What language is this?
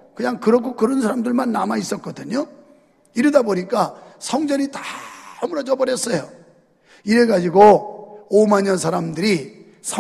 Korean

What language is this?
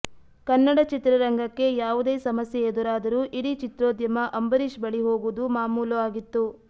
Kannada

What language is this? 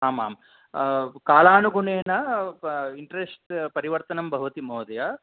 Sanskrit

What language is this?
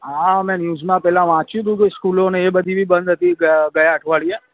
Gujarati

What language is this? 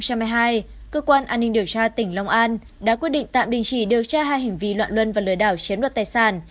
Vietnamese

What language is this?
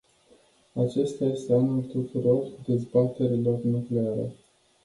Romanian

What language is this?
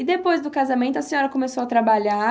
Portuguese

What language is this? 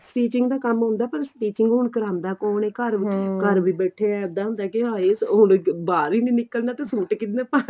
Punjabi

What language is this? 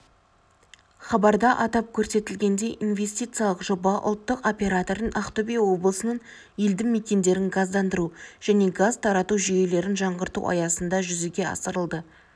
Kazakh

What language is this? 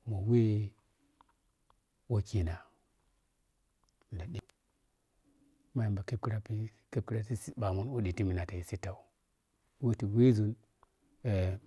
Piya-Kwonci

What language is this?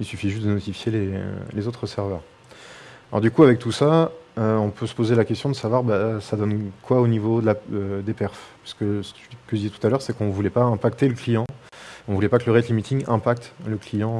French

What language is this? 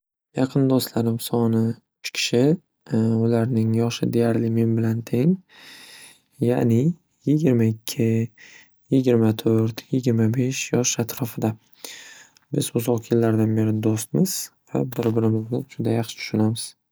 Uzbek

